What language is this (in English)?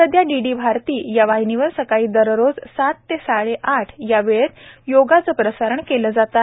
Marathi